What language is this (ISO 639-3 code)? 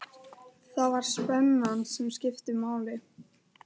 isl